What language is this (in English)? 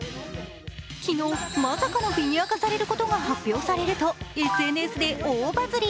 Japanese